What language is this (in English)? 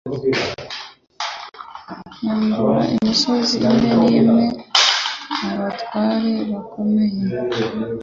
Kinyarwanda